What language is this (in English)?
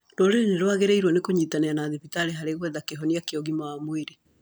Kikuyu